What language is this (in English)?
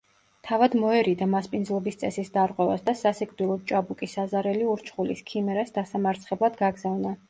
Georgian